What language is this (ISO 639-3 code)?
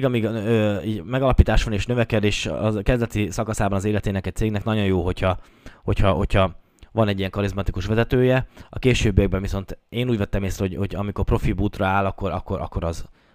hun